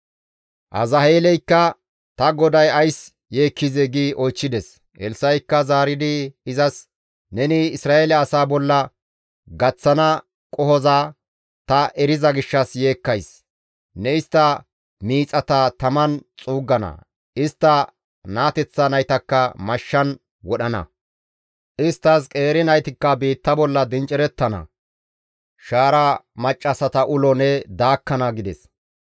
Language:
Gamo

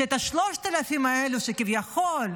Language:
Hebrew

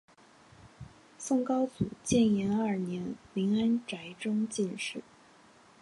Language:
Chinese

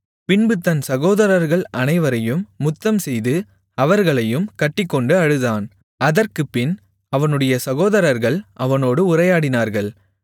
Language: Tamil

